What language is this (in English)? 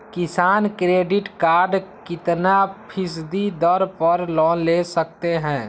Magahi